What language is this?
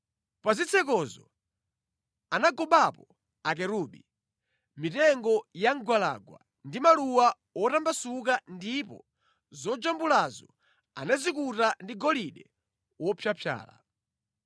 Nyanja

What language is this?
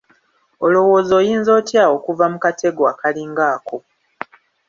Ganda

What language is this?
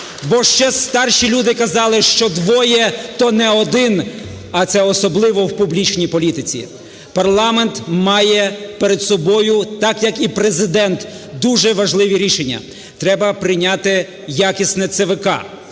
Ukrainian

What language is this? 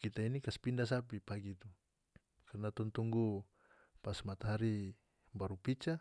North Moluccan Malay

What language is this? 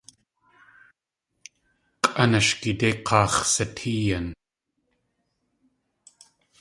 Tlingit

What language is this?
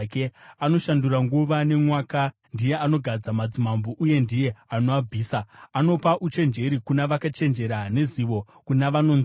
Shona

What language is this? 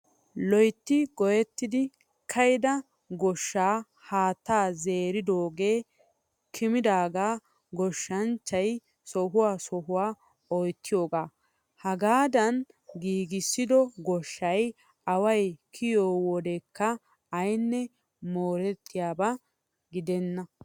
Wolaytta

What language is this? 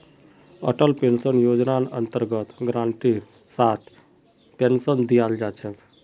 Magahi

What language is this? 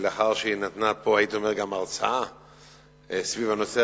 Hebrew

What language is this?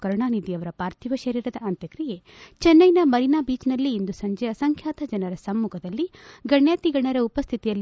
Kannada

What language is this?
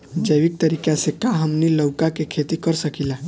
Bhojpuri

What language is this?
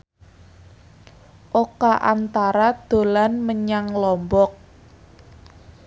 Javanese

